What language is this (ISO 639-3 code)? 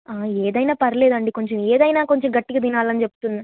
tel